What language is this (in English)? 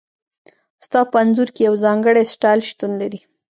Pashto